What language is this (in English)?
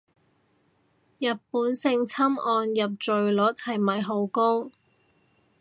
Cantonese